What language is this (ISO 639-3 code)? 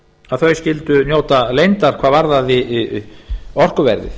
isl